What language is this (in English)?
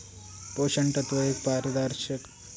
Marathi